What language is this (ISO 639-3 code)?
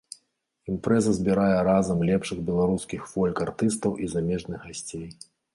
bel